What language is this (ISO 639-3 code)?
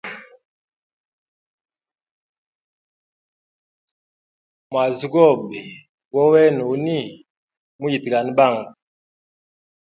hem